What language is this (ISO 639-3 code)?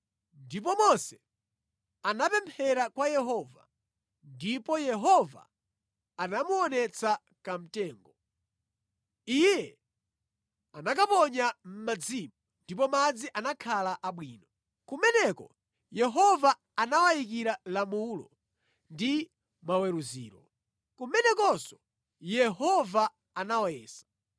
nya